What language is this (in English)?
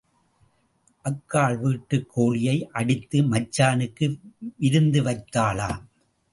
Tamil